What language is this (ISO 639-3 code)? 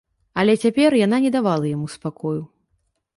bel